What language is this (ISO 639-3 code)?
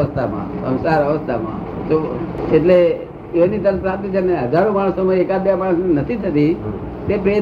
guj